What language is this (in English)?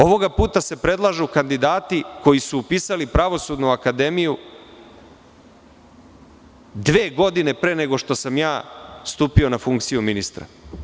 Serbian